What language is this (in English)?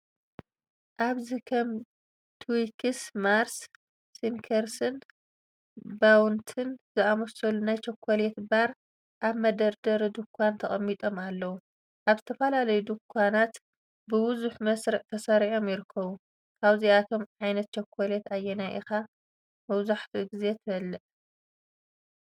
Tigrinya